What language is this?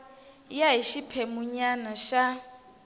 Tsonga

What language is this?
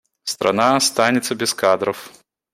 Russian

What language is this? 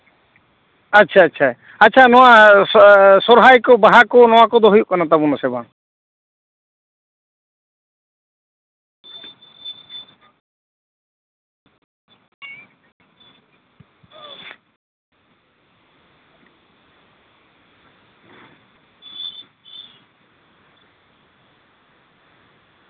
Santali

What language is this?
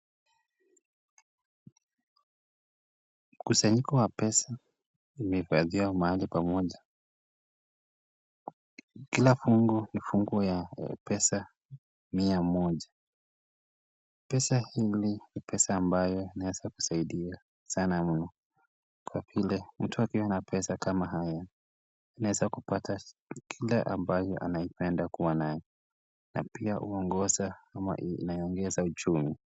Swahili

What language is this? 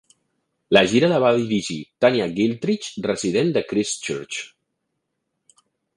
Catalan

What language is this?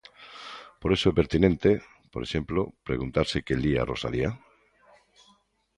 Galician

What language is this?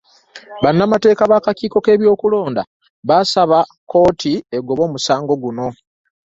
Ganda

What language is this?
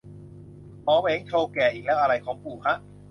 Thai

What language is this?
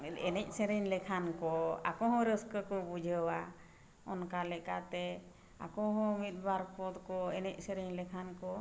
Santali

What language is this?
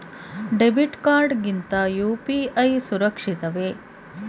Kannada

